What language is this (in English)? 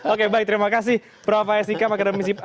Indonesian